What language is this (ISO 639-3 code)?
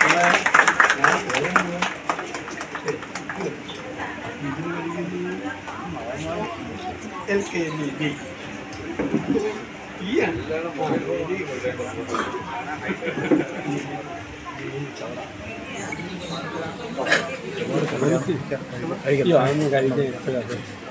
mal